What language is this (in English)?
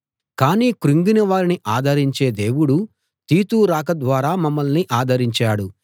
Telugu